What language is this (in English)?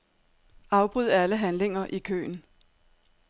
Danish